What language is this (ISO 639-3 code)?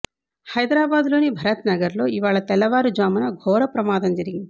tel